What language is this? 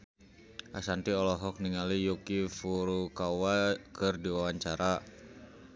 Sundanese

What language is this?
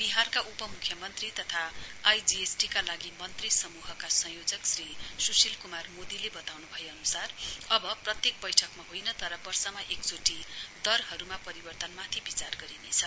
Nepali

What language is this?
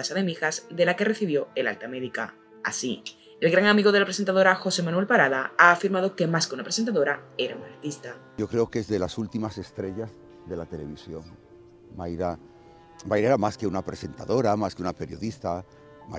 Spanish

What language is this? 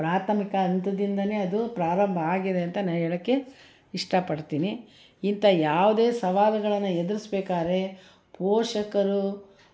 Kannada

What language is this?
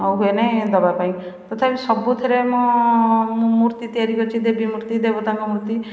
Odia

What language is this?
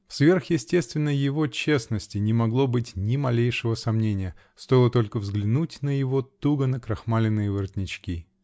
Russian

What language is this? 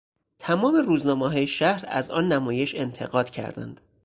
Persian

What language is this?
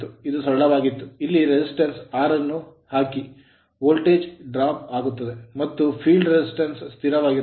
Kannada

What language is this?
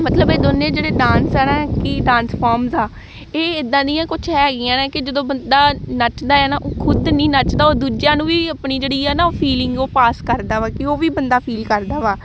Punjabi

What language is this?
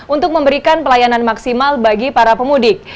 Indonesian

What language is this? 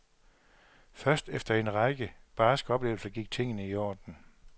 Danish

